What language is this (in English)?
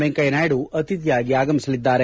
Kannada